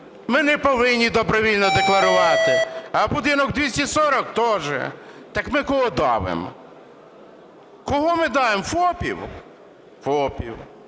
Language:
Ukrainian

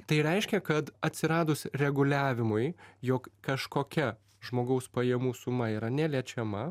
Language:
Lithuanian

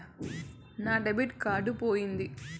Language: Telugu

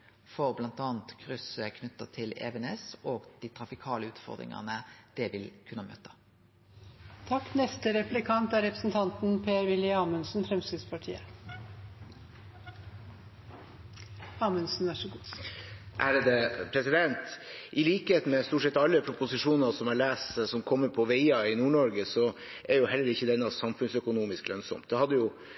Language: Norwegian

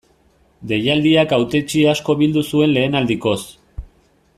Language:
Basque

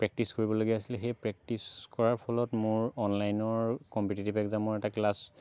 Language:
Assamese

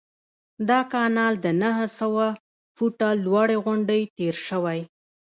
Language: Pashto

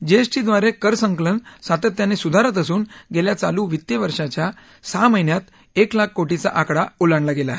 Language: Marathi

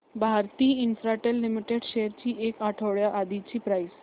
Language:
Marathi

